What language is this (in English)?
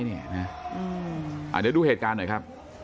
Thai